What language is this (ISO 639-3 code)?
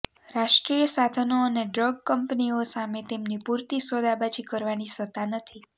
guj